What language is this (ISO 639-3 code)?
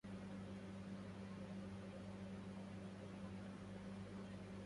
ara